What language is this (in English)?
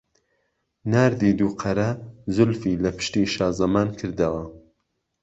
Central Kurdish